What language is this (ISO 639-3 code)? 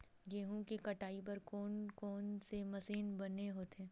hne